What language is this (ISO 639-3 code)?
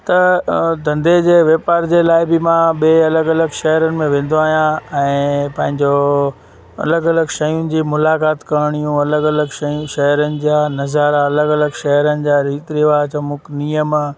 snd